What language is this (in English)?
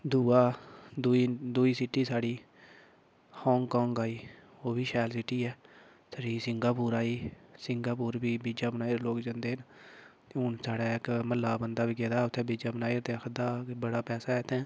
Dogri